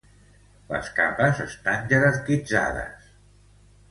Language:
Catalan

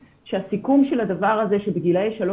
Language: Hebrew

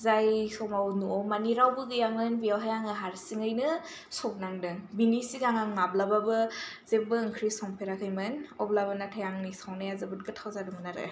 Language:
Bodo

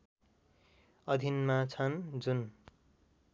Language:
Nepali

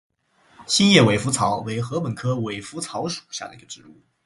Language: Chinese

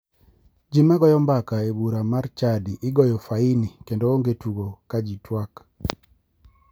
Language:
Luo (Kenya and Tanzania)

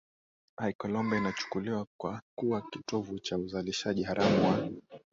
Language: Swahili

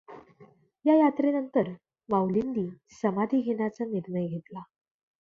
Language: Marathi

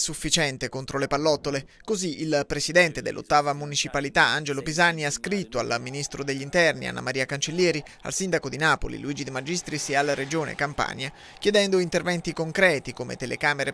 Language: Italian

